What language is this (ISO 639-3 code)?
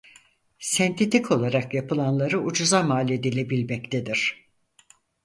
tur